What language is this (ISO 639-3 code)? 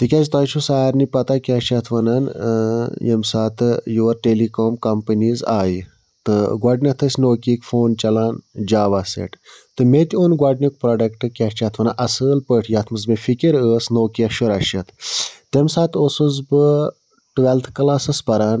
kas